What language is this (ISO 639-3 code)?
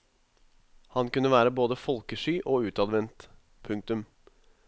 nor